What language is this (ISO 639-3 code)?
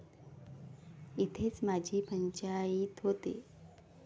mar